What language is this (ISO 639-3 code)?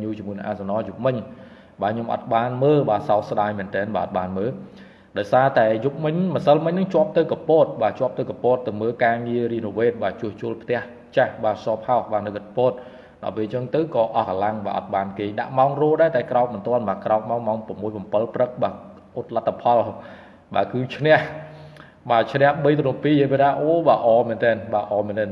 vie